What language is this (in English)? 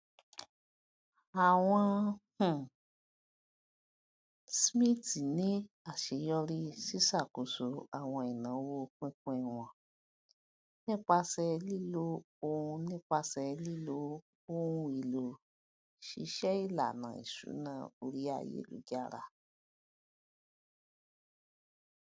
Yoruba